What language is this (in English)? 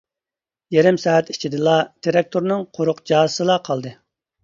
Uyghur